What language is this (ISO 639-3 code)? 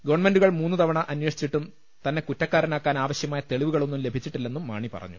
mal